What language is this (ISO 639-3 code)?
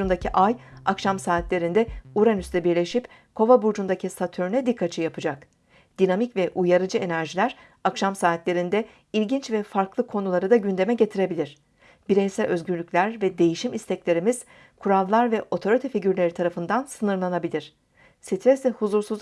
tur